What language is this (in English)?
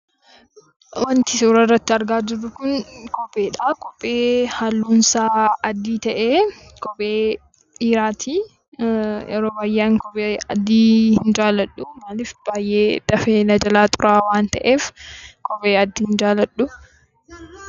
Oromo